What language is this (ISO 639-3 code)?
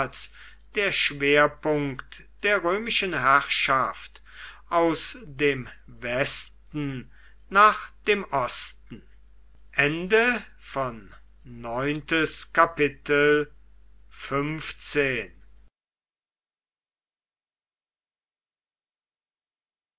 deu